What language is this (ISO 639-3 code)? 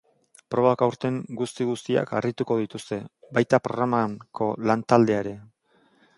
eus